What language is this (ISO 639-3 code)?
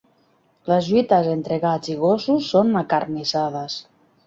cat